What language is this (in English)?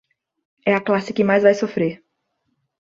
Portuguese